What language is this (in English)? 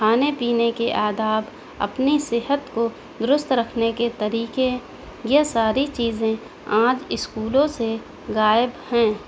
Urdu